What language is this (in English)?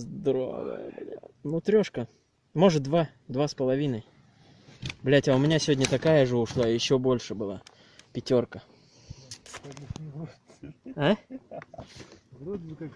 Russian